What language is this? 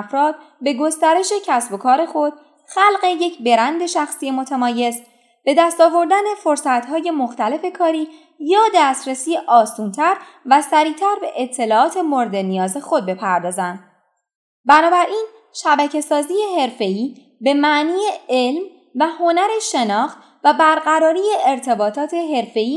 Persian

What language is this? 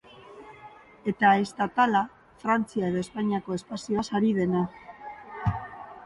Basque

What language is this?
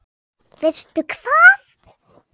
Icelandic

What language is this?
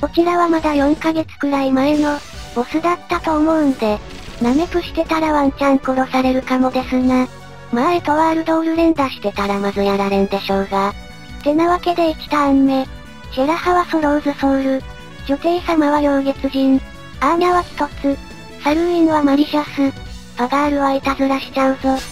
Japanese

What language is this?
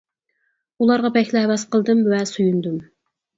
Uyghur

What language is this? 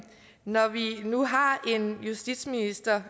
Danish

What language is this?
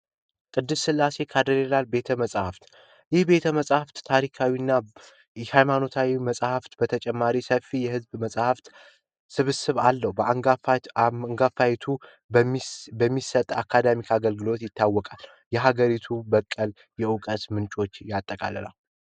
Amharic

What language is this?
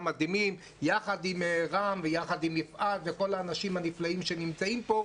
Hebrew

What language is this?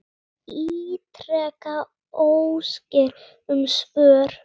Icelandic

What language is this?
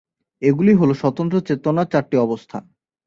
Bangla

